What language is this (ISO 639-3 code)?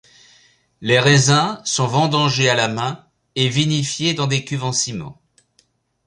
fra